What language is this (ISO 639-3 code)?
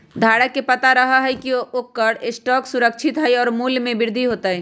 mag